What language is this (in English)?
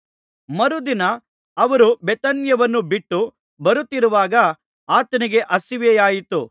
Kannada